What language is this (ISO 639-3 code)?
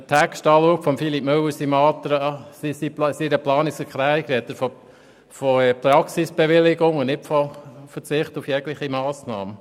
gsw